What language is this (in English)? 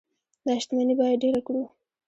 Pashto